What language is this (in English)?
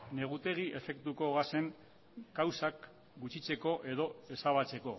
Basque